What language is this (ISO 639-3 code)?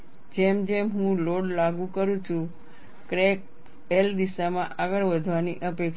guj